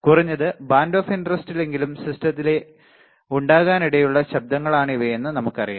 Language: Malayalam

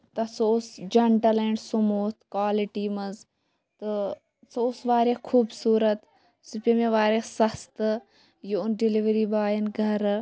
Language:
Kashmiri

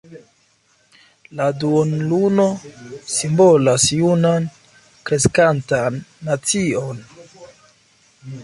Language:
Esperanto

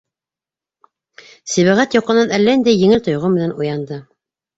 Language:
Bashkir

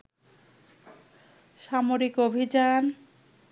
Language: Bangla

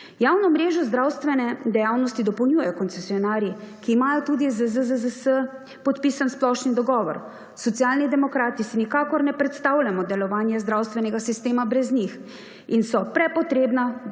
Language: Slovenian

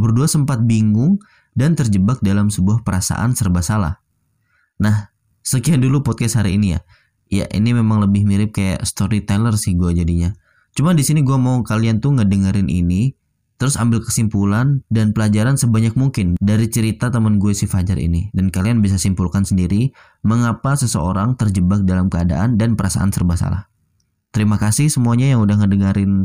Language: Indonesian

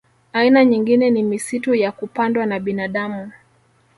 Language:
Swahili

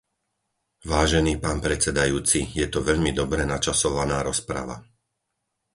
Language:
Slovak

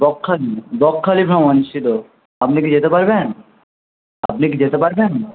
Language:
Bangla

